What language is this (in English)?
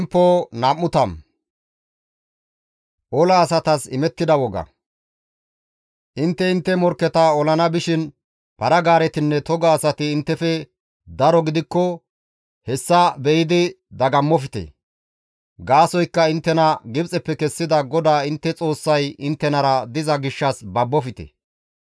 Gamo